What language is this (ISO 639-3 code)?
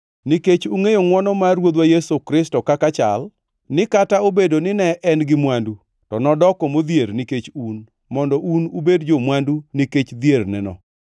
luo